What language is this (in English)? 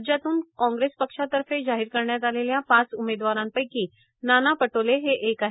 Marathi